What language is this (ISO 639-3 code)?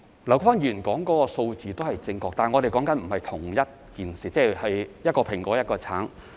yue